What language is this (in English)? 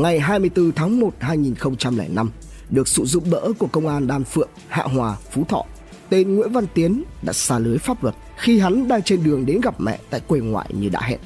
Vietnamese